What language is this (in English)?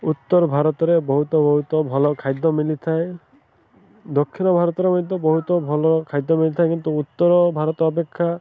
Odia